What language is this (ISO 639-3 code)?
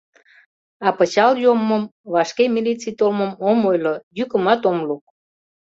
chm